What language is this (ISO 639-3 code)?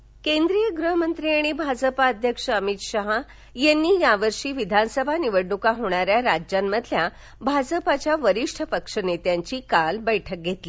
mar